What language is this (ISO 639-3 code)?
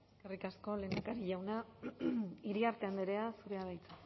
eus